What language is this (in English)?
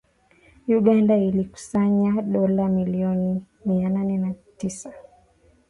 Swahili